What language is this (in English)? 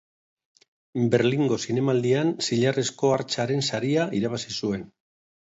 Basque